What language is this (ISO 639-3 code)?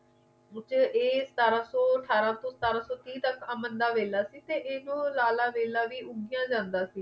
pan